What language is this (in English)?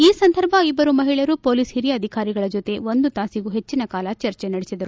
Kannada